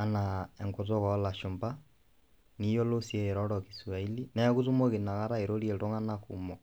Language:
Masai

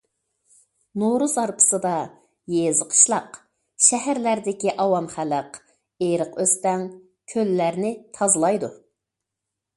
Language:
Uyghur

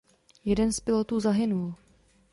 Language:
Czech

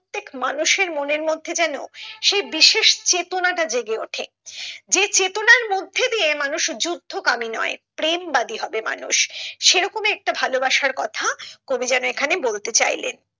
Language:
Bangla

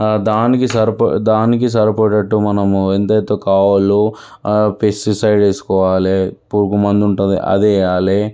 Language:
Telugu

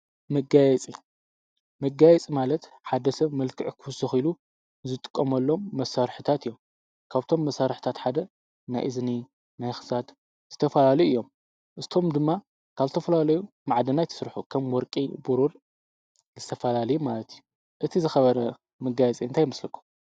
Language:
Tigrinya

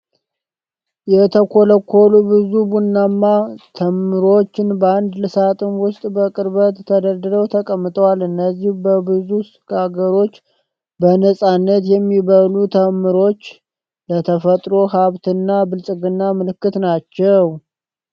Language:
Amharic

